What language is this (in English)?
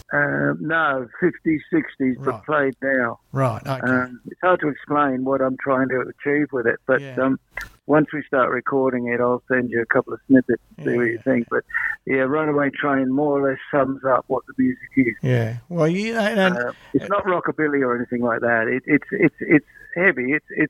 English